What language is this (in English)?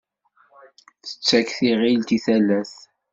Kabyle